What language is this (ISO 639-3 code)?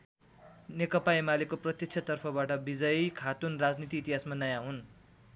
nep